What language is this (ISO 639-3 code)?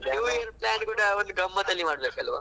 kan